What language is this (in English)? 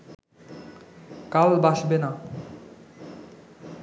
Bangla